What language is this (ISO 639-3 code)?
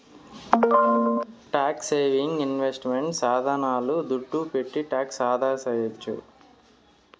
tel